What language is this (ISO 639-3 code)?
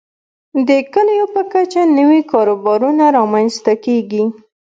pus